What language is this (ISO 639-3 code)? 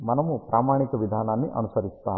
tel